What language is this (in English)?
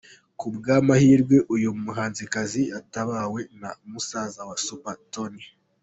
Kinyarwanda